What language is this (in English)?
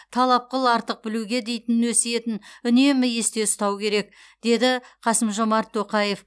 Kazakh